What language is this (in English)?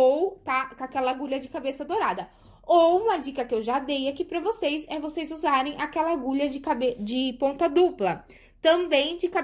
Portuguese